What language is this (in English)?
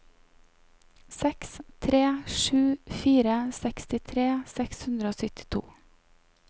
Norwegian